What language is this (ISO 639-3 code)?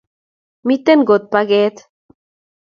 kln